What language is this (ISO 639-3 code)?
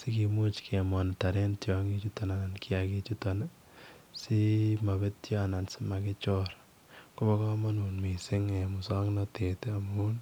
kln